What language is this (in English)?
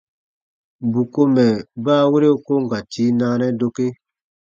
Baatonum